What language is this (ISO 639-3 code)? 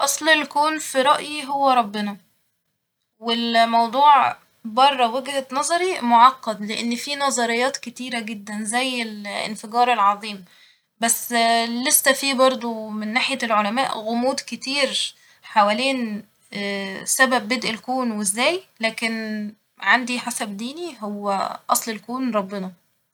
arz